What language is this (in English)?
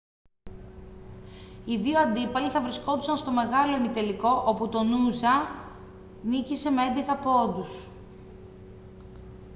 Greek